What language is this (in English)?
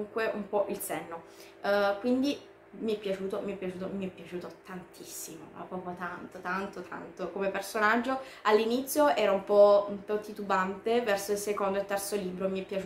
Italian